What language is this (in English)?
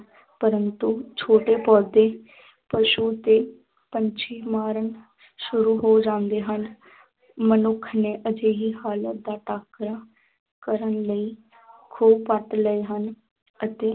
Punjabi